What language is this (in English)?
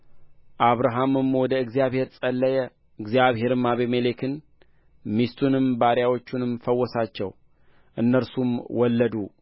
Amharic